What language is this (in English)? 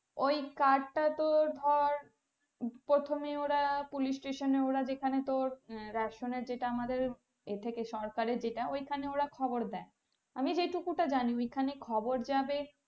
Bangla